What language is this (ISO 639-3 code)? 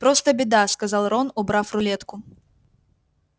rus